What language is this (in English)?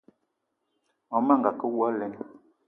Eton (Cameroon)